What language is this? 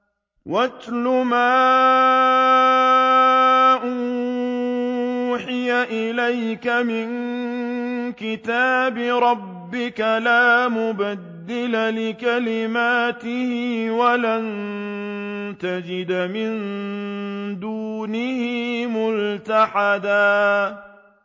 Arabic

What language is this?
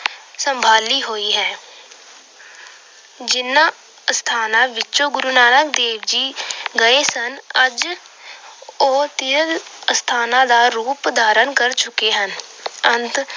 Punjabi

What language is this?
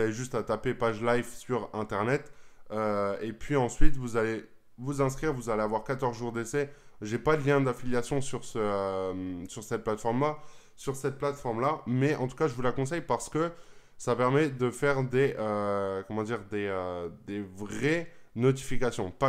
French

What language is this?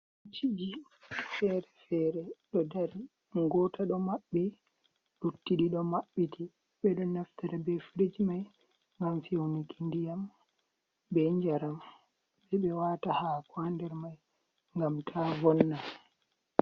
Fula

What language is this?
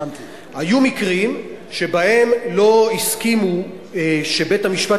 Hebrew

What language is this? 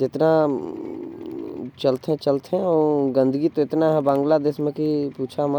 Korwa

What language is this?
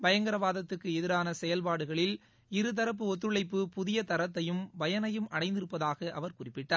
Tamil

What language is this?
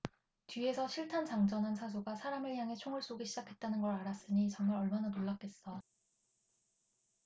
Korean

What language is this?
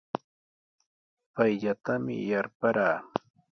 Sihuas Ancash Quechua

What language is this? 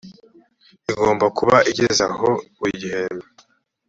Kinyarwanda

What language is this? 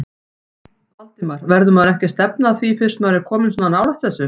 Icelandic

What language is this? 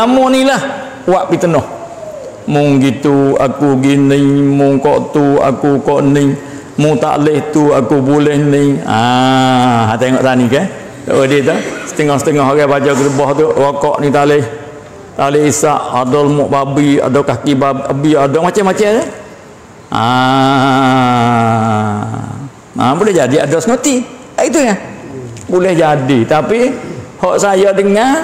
Malay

